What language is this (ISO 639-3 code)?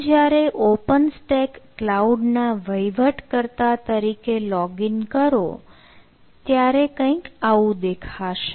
guj